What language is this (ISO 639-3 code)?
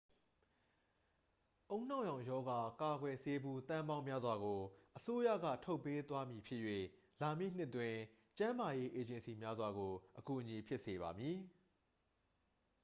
mya